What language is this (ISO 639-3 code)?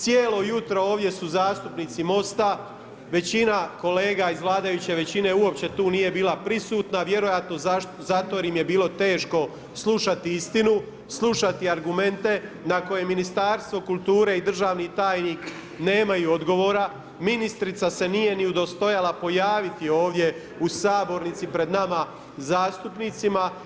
hrv